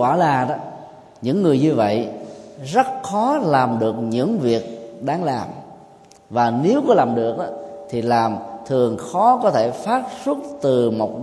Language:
Vietnamese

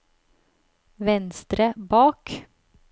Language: Norwegian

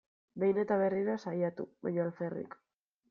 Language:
Basque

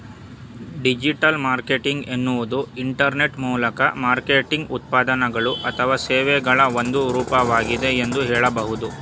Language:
Kannada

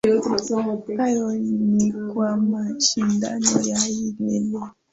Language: Swahili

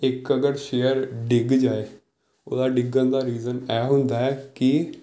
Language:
Punjabi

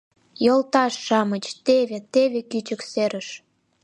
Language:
Mari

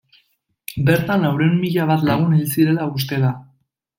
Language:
Basque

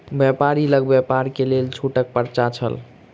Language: Maithili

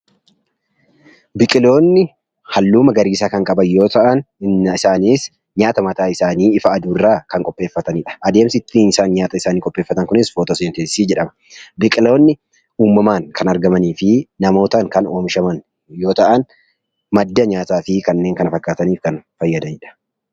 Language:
Oromo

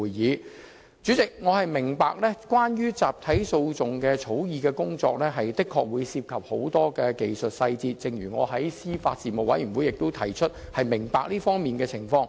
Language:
Cantonese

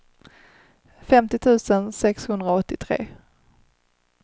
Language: Swedish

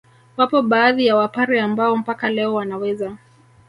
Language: Swahili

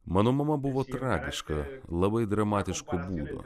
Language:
Lithuanian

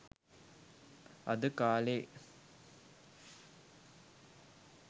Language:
Sinhala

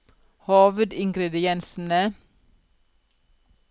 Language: Norwegian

